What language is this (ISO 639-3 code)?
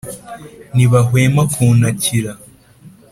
kin